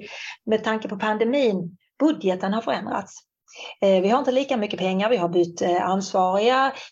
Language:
Swedish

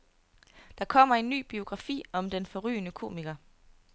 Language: Danish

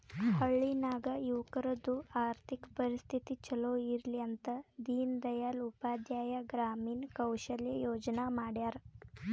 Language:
Kannada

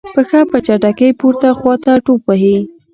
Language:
Pashto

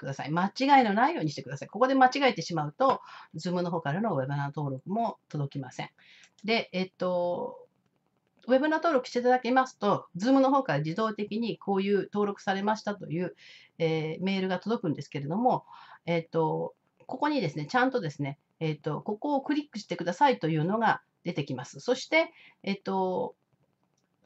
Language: Japanese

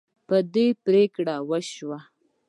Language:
Pashto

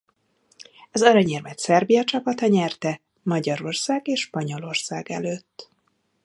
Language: Hungarian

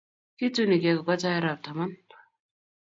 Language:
Kalenjin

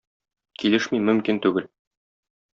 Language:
Tatar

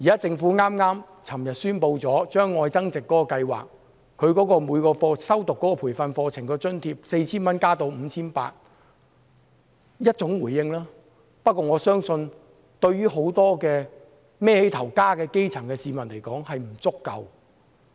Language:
Cantonese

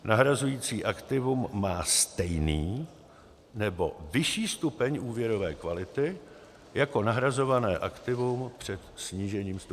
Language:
Czech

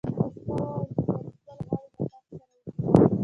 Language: Pashto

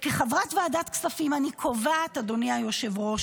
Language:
Hebrew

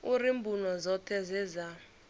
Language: Venda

